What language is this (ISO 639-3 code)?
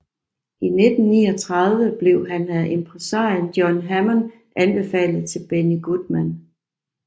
dan